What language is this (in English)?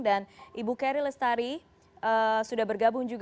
Indonesian